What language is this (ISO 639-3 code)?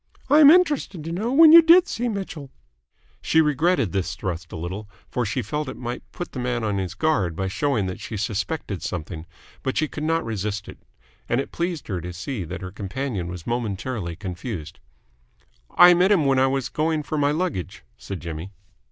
eng